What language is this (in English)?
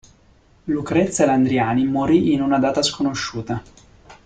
Italian